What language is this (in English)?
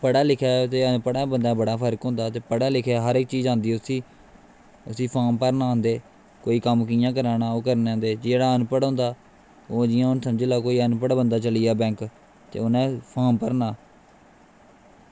Dogri